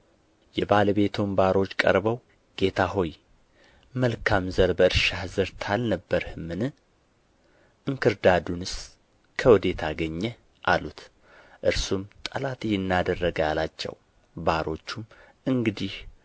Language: Amharic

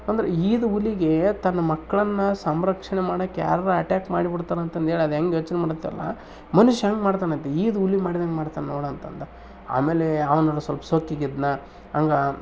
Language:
Kannada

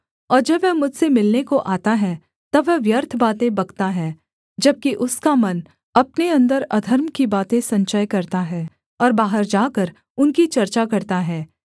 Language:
Hindi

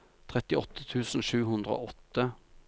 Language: Norwegian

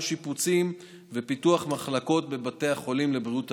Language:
Hebrew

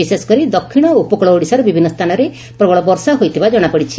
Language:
Odia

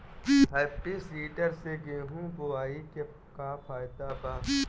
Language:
Bhojpuri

